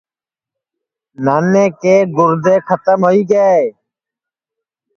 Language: Sansi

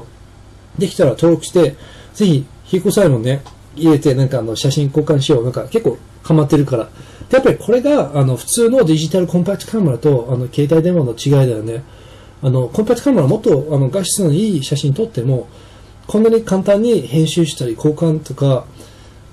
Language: Japanese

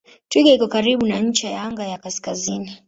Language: Swahili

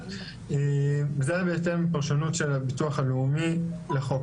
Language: Hebrew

